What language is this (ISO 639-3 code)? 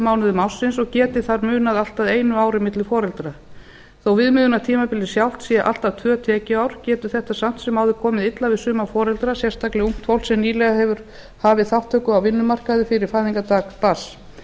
isl